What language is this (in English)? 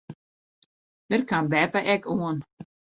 Western Frisian